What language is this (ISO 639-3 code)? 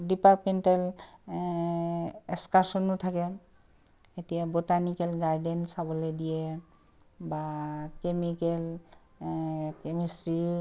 asm